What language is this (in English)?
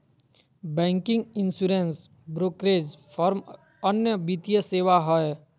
Magahi